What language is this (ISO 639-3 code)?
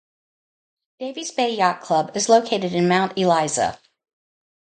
eng